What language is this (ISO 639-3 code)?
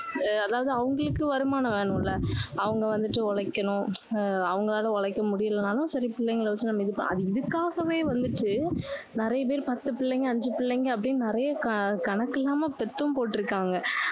tam